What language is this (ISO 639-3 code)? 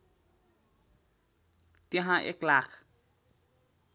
nep